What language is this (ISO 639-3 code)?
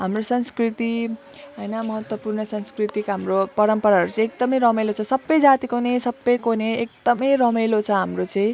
nep